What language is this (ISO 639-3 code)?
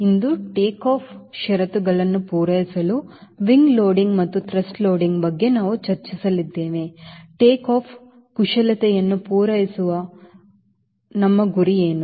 kan